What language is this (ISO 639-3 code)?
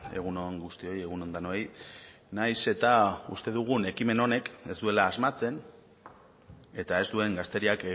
eus